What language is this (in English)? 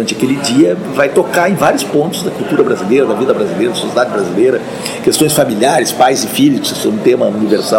Portuguese